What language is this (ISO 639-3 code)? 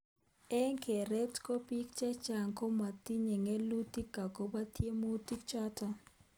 kln